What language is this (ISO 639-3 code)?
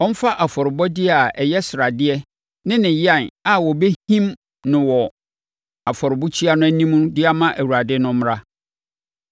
aka